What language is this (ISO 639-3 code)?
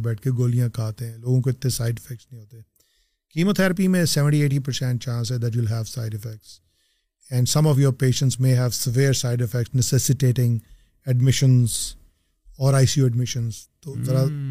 urd